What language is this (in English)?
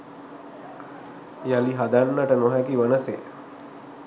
Sinhala